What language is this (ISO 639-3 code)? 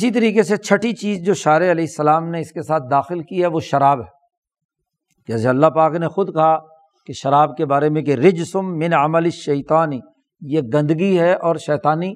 urd